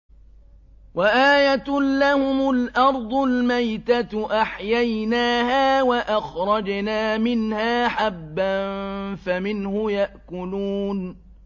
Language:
Arabic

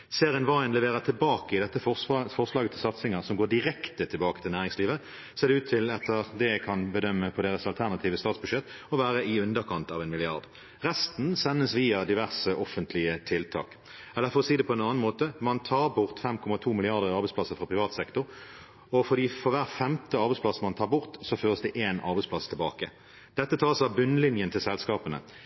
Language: Norwegian Bokmål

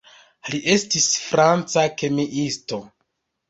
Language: Esperanto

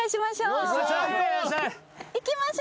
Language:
Japanese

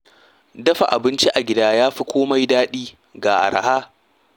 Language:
Hausa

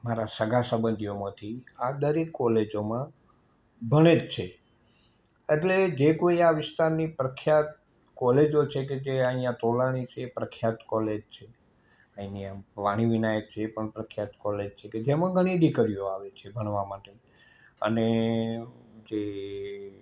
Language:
Gujarati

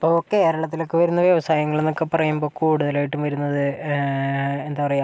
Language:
Malayalam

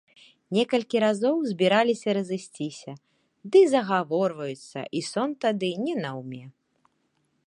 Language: Belarusian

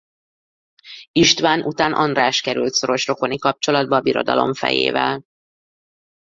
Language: Hungarian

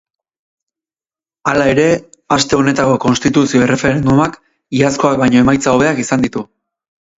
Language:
Basque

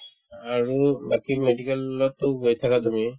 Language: Assamese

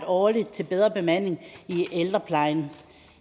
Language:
Danish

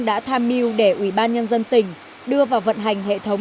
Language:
Vietnamese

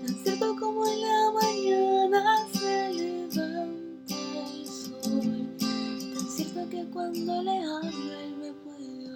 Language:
Amharic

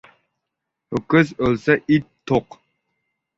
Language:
Uzbek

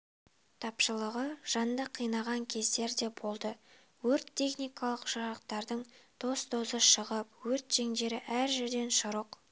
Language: Kazakh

